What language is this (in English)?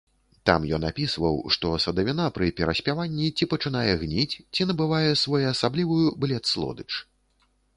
Belarusian